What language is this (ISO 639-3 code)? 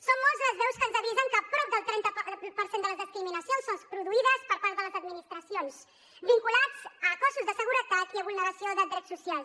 cat